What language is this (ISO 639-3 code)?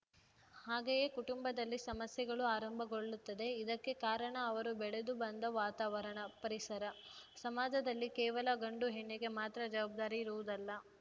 kan